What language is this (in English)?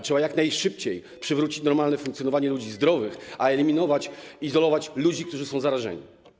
Polish